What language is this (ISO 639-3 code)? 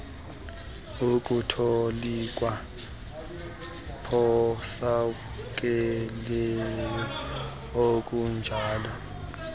xho